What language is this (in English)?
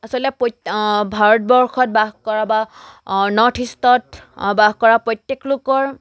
Assamese